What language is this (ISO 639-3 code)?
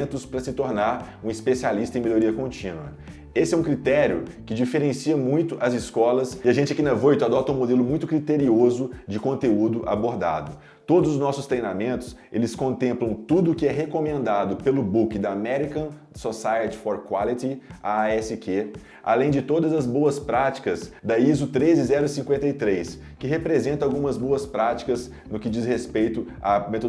por